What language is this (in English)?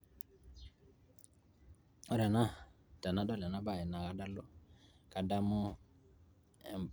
Masai